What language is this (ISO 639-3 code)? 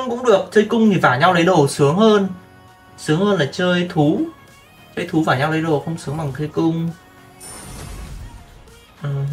vie